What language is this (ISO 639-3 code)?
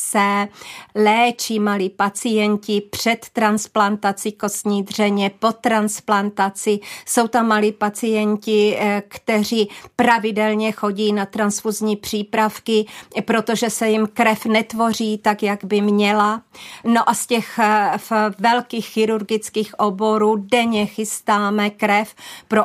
ces